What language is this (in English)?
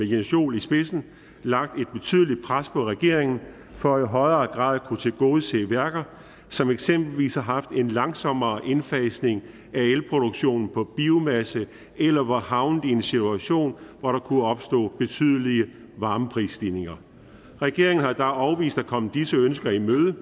Danish